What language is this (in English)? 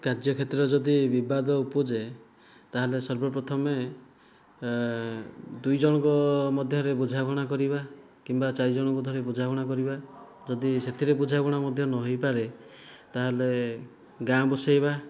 Odia